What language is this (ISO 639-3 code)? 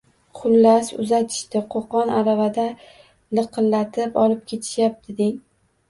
uzb